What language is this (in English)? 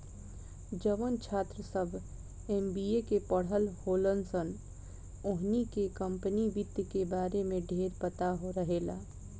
Bhojpuri